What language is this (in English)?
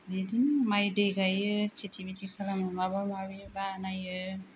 Bodo